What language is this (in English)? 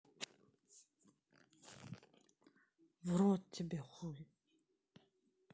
Russian